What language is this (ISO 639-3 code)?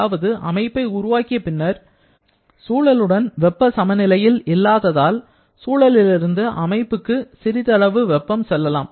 tam